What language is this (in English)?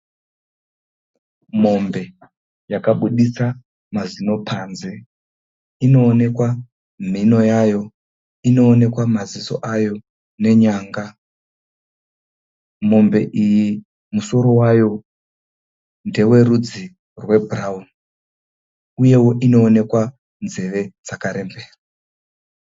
Shona